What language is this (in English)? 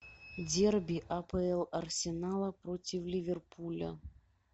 Russian